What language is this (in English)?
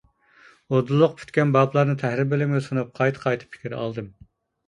Uyghur